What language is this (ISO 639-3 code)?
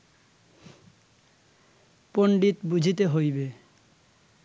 ben